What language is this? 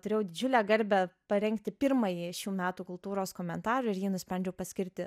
Lithuanian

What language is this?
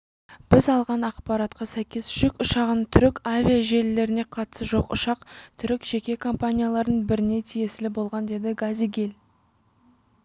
Kazakh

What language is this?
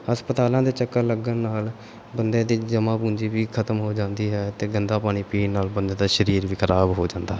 Punjabi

